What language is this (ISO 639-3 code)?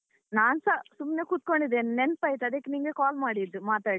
kan